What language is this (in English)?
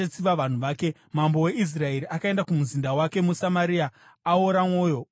Shona